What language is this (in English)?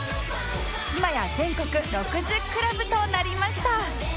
Japanese